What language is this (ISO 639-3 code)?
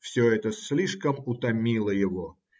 rus